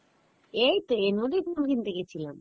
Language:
Bangla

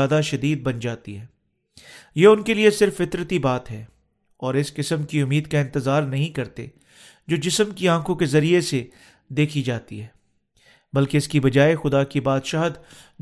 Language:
Urdu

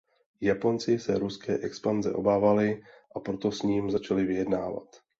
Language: Czech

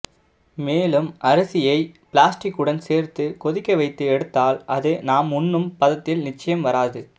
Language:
Tamil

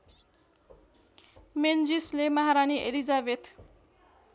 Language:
Nepali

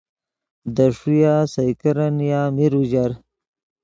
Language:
Yidgha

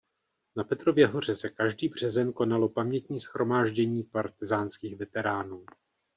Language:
Czech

